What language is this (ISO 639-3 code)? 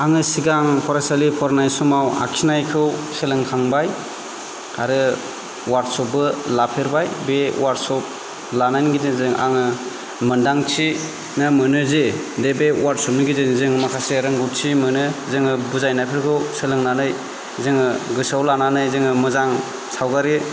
brx